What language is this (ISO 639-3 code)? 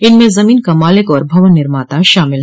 hin